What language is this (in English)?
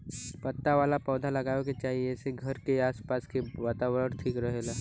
Bhojpuri